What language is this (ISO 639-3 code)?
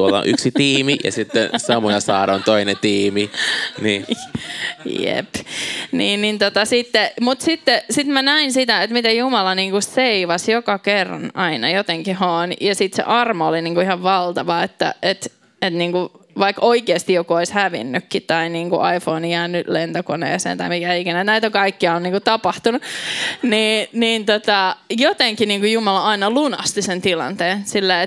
fin